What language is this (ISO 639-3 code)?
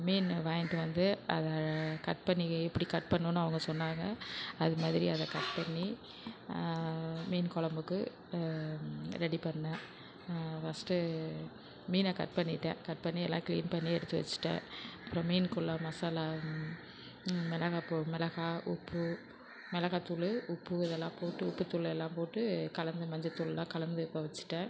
tam